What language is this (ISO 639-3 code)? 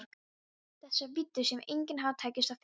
isl